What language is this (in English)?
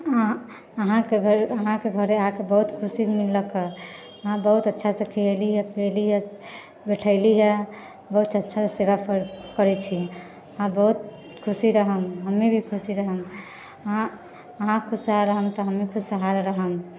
Maithili